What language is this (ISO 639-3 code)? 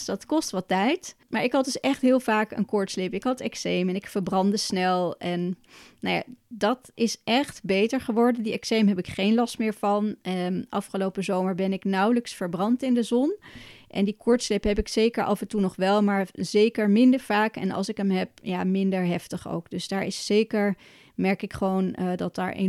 nld